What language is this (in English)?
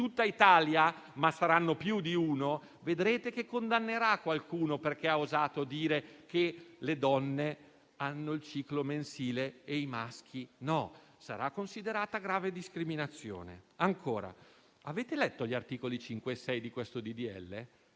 Italian